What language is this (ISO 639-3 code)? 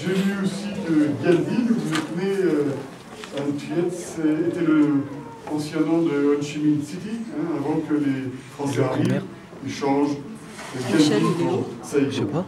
fra